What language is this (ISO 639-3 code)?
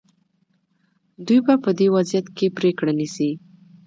pus